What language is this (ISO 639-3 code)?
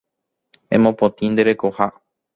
grn